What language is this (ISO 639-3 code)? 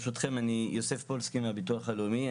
heb